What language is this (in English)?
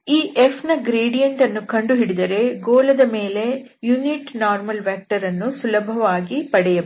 Kannada